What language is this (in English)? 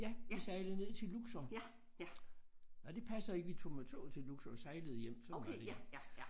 Danish